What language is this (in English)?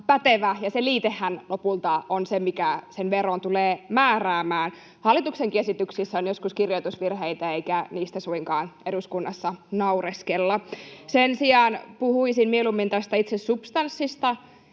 Finnish